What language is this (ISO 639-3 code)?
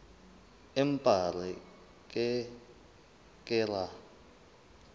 sot